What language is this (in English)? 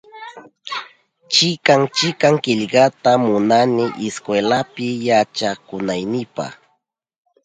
Southern Pastaza Quechua